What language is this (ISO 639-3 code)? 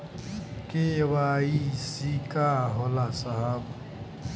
bho